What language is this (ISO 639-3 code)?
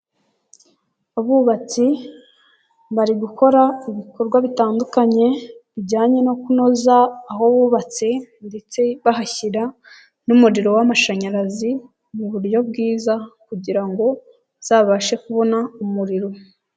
kin